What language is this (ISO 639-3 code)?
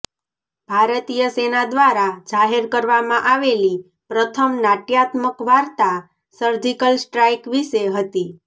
guj